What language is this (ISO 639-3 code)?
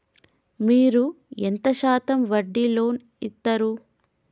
tel